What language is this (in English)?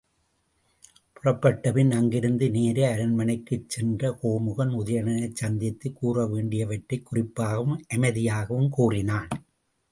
Tamil